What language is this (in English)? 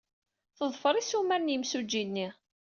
Kabyle